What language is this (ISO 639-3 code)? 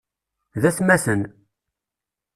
kab